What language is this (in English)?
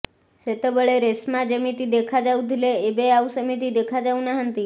Odia